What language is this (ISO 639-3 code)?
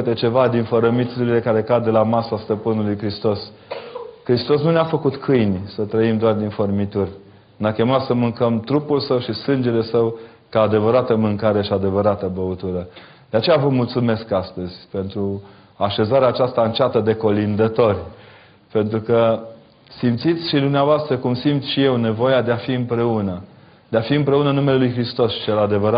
ron